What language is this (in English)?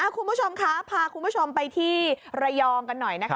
Thai